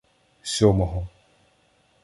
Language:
Ukrainian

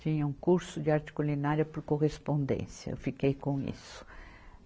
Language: Portuguese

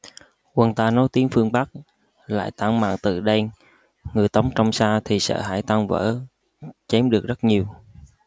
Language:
Vietnamese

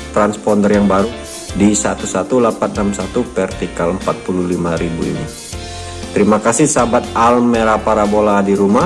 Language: Indonesian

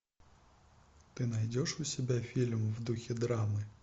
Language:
Russian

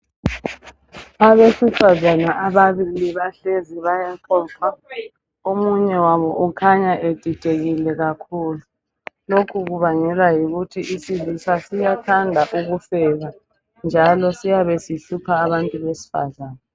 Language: North Ndebele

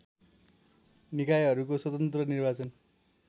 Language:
Nepali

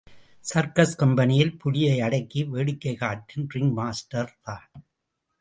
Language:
Tamil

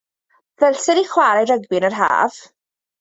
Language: Welsh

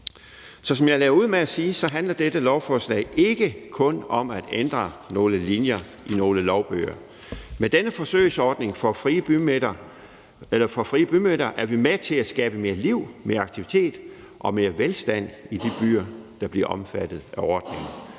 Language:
Danish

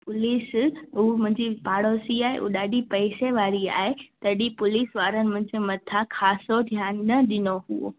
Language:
Sindhi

